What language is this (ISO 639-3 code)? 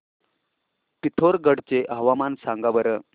mar